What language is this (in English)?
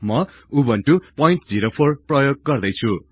Nepali